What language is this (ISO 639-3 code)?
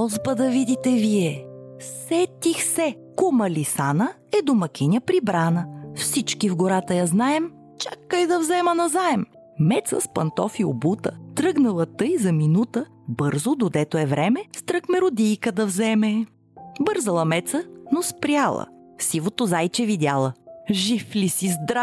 bul